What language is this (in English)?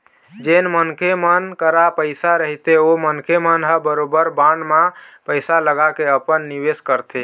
Chhattisgarhi